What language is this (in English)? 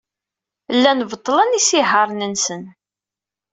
Kabyle